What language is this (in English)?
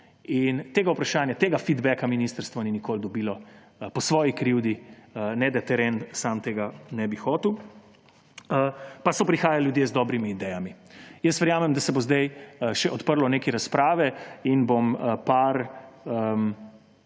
Slovenian